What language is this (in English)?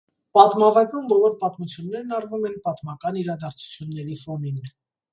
Armenian